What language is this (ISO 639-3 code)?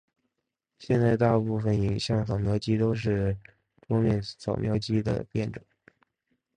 zho